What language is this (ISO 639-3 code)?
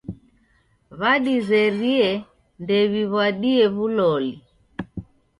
dav